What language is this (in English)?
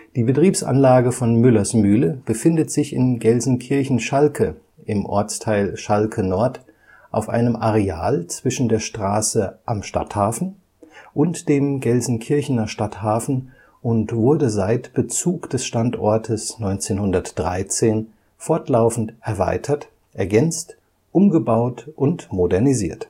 German